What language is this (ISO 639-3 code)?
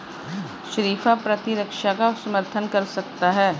hin